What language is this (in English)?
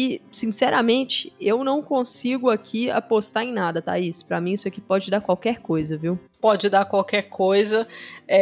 Portuguese